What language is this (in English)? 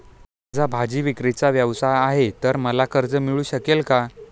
Marathi